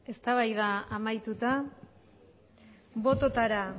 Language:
Basque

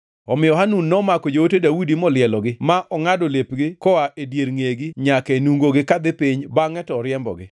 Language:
Luo (Kenya and Tanzania)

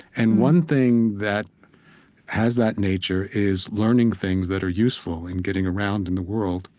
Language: English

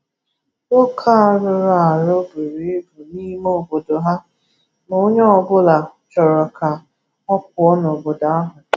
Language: Igbo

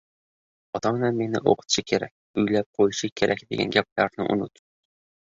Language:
Uzbek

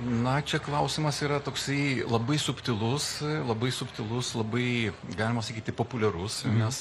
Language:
Lithuanian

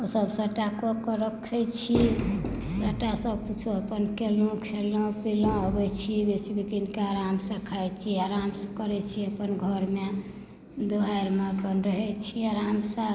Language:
Maithili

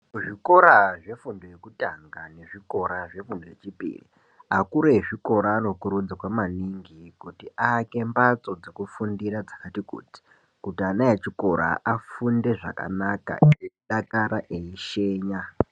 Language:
Ndau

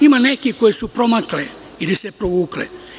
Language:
Serbian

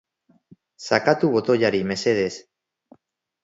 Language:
Basque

